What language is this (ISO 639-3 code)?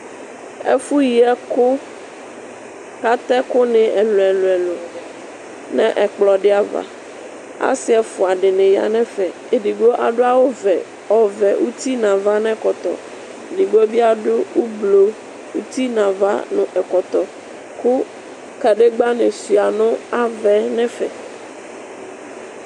kpo